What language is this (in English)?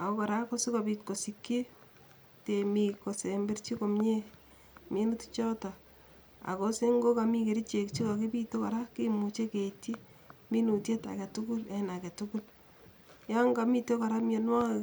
Kalenjin